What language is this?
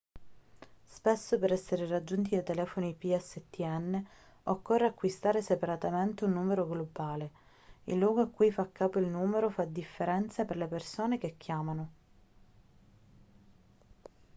Italian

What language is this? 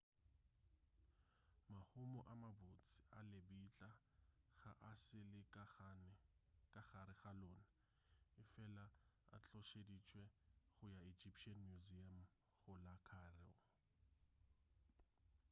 Northern Sotho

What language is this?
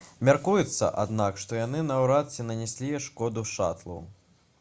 Belarusian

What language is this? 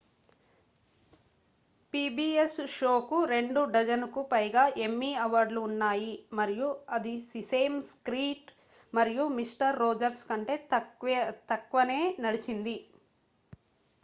Telugu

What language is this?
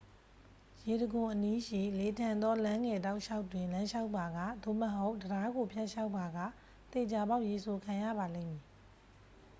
Burmese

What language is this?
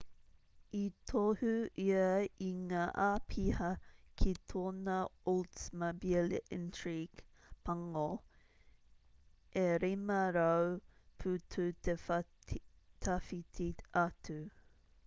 Māori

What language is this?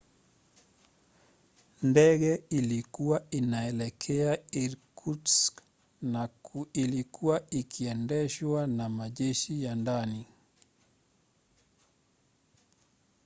Swahili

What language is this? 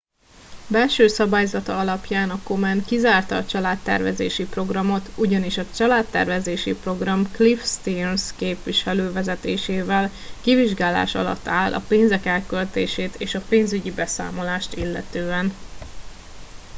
Hungarian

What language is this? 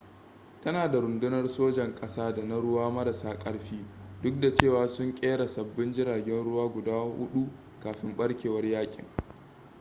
Hausa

